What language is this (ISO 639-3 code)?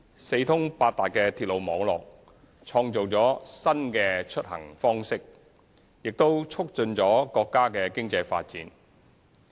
yue